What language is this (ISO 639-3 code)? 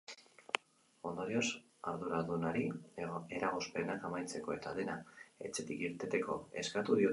eus